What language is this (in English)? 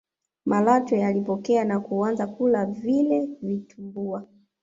Swahili